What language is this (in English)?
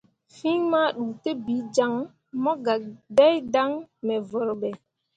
Mundang